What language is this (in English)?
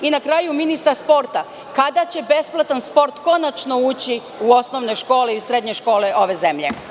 Serbian